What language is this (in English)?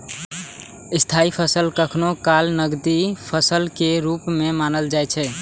Maithili